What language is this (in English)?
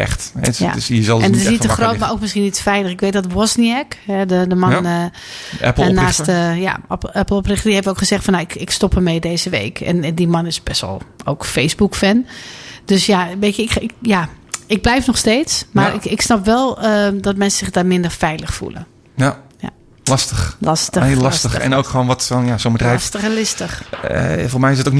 Dutch